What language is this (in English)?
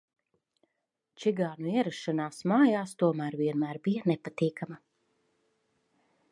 Latvian